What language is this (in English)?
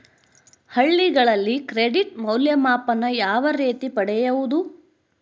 Kannada